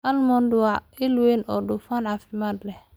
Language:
Somali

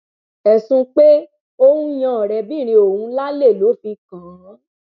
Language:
Yoruba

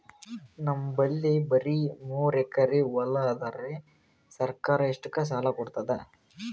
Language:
Kannada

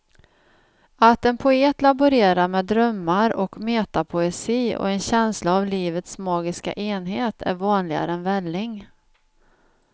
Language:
Swedish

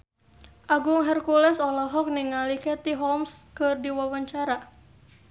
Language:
Sundanese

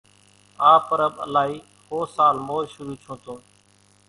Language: Kachi Koli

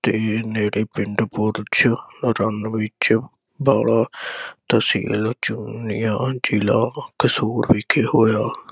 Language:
Punjabi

